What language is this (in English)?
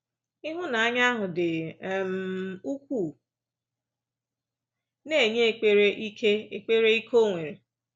Igbo